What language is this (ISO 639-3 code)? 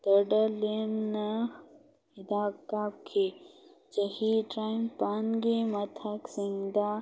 mni